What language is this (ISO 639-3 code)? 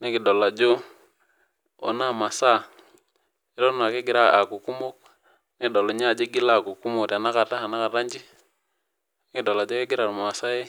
mas